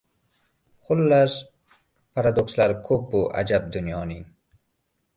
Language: Uzbek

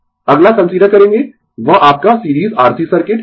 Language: Hindi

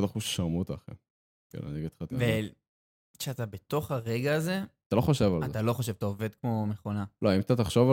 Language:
Hebrew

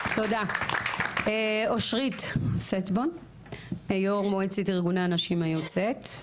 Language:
Hebrew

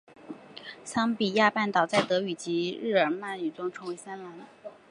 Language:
Chinese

